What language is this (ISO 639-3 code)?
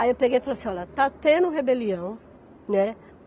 por